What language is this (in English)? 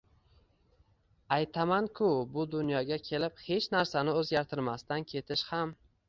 Uzbek